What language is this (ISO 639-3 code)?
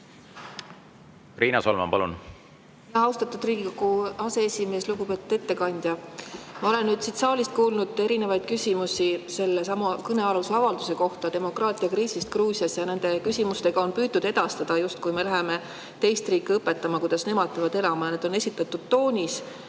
est